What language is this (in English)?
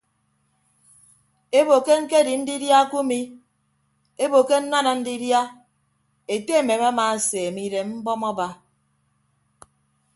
Ibibio